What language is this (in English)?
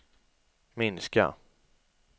Swedish